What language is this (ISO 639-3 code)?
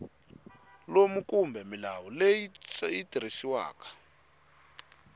tso